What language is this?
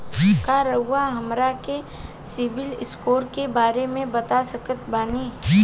Bhojpuri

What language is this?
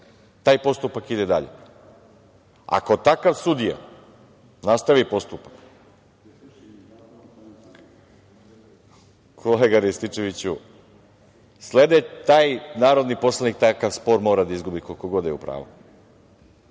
Serbian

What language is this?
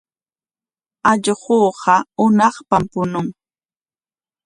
Corongo Ancash Quechua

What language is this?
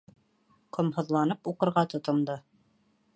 Bashkir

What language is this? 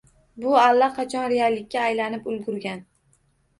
Uzbek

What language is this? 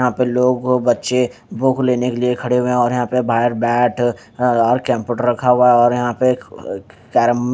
Hindi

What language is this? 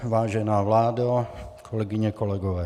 Czech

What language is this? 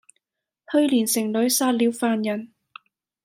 Cantonese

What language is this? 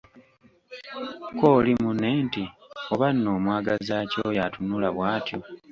Ganda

